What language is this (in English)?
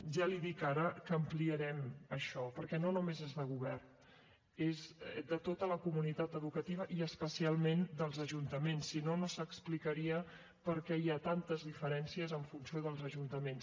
Catalan